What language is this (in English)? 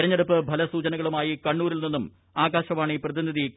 Malayalam